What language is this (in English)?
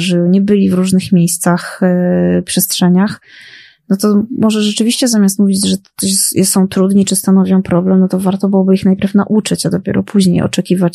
Polish